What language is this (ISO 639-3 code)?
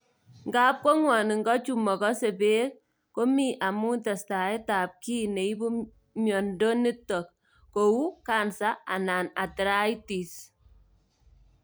kln